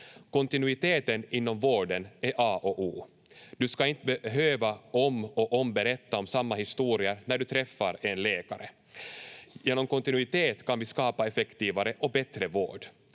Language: Finnish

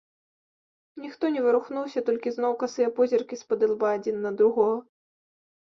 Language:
Belarusian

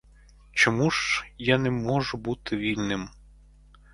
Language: Ukrainian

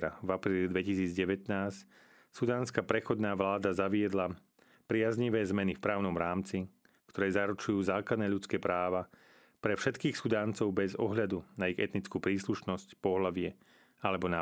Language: Slovak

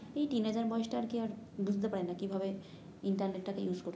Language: Bangla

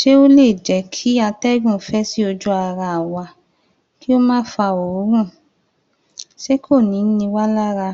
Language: Yoruba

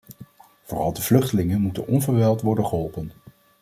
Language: Dutch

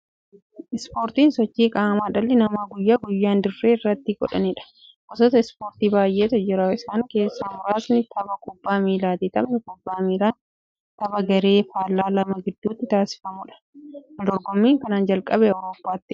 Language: Oromo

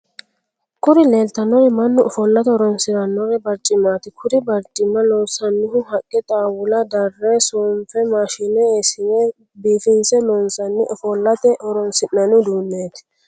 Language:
Sidamo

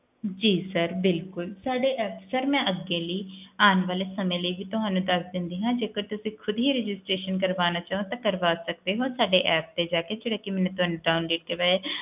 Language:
Punjabi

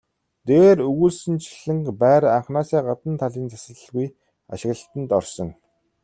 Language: Mongolian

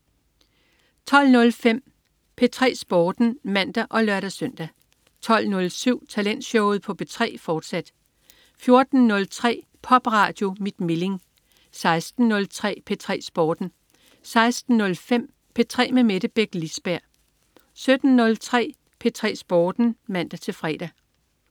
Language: Danish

